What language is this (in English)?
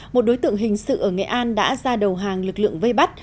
Vietnamese